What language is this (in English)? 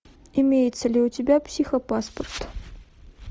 Russian